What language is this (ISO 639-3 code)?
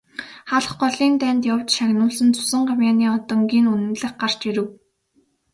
mon